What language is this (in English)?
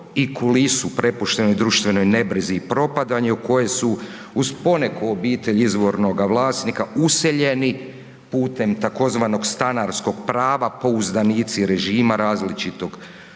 Croatian